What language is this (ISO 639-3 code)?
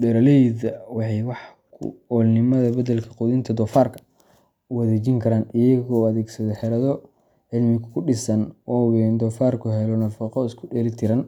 som